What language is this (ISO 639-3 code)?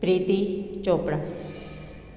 snd